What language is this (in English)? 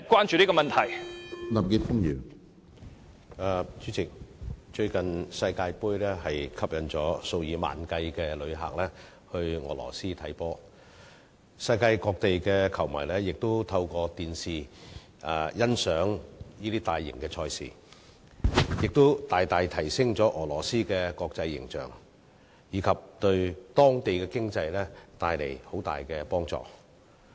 Cantonese